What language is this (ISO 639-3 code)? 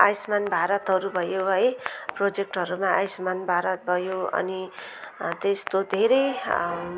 nep